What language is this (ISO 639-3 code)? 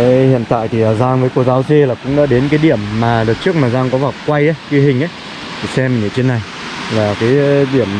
vie